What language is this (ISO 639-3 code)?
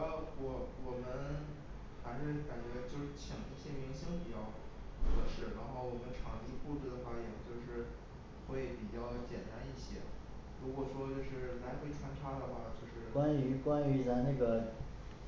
zho